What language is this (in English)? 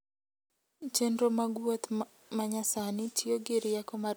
Luo (Kenya and Tanzania)